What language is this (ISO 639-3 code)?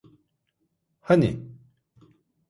tur